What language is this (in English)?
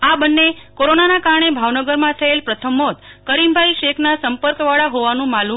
Gujarati